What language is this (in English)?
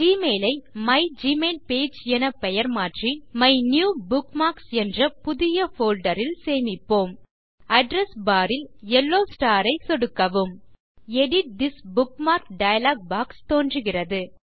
Tamil